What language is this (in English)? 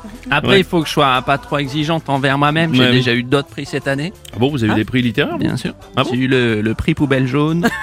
French